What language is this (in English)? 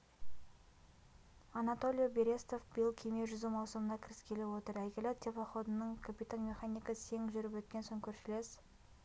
Kazakh